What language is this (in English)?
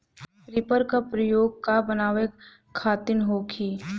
Bhojpuri